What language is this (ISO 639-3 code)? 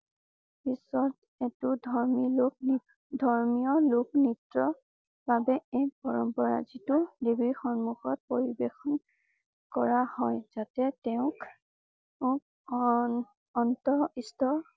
asm